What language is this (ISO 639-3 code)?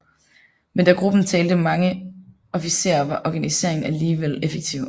dan